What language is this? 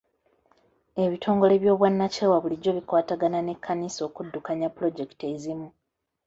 Ganda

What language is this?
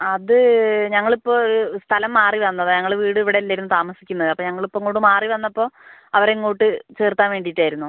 Malayalam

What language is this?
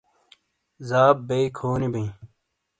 Shina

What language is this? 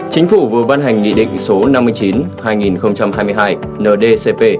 Vietnamese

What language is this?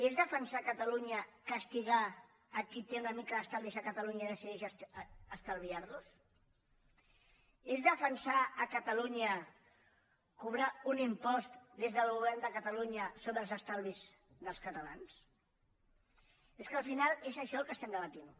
Catalan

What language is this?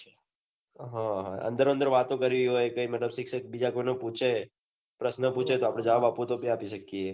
Gujarati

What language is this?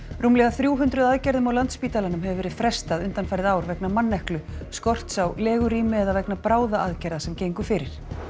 Icelandic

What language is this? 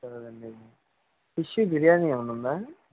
Telugu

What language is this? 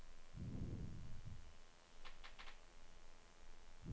Norwegian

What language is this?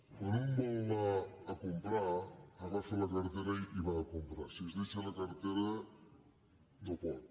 Catalan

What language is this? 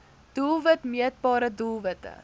Afrikaans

